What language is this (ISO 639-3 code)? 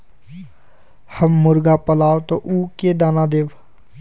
mag